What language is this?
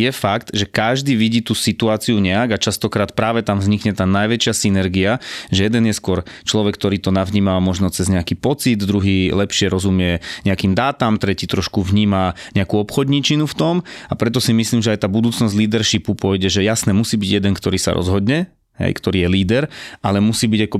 Slovak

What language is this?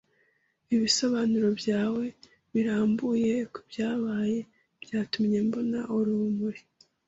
Kinyarwanda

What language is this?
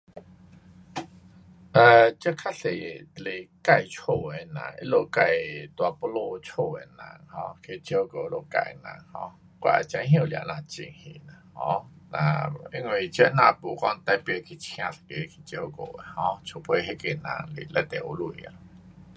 Pu-Xian Chinese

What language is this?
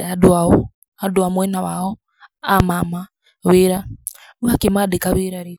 Kikuyu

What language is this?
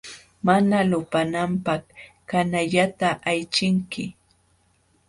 Jauja Wanca Quechua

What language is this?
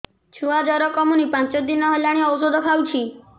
Odia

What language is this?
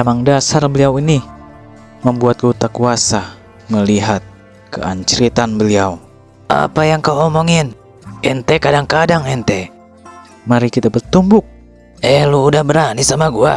Indonesian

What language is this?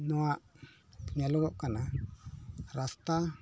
Santali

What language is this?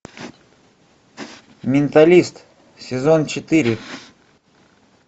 Russian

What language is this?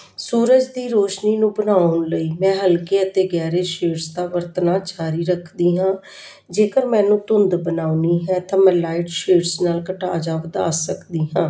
Punjabi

